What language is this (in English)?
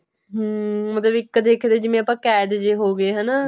Punjabi